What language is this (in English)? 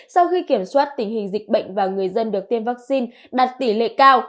Vietnamese